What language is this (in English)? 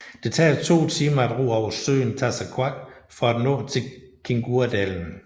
Danish